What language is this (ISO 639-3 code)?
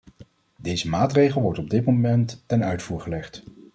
nld